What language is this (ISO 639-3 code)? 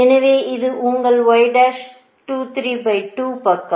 tam